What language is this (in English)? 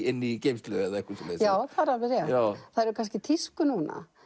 Icelandic